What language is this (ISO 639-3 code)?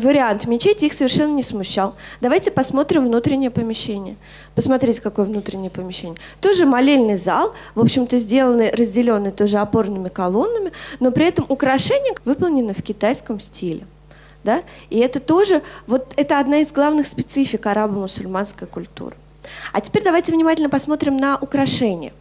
rus